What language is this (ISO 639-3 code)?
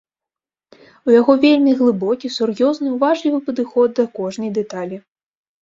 bel